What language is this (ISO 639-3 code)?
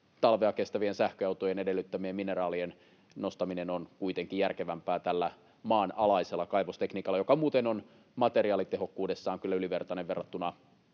fin